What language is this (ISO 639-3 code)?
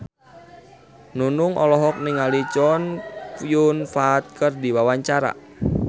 sun